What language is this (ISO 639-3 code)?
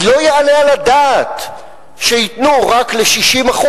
heb